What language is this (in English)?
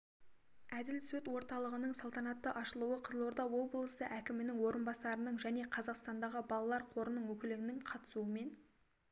Kazakh